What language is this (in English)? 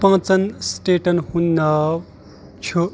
Kashmiri